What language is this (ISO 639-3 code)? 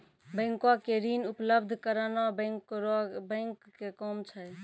mai